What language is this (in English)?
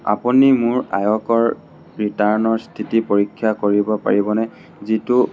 Assamese